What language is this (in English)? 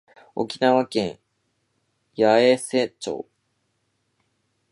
Japanese